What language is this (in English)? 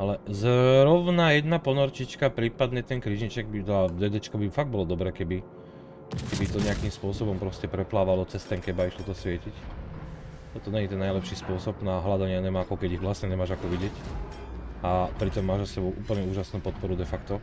Slovak